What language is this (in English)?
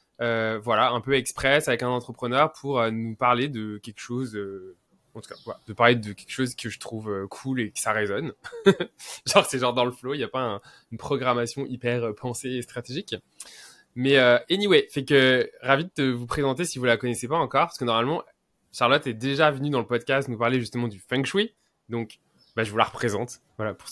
French